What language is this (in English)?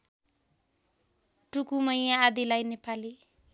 Nepali